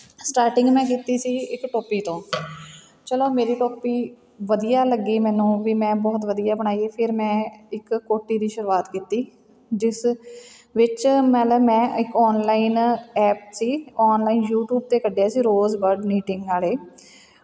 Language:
Punjabi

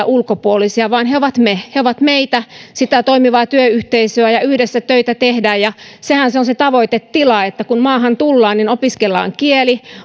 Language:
Finnish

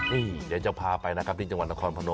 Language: Thai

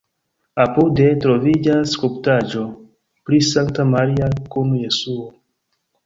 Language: Esperanto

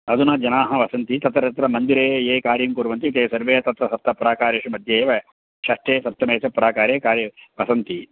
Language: Sanskrit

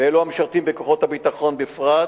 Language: Hebrew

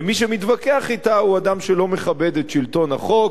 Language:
Hebrew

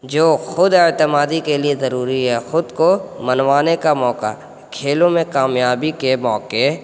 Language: Urdu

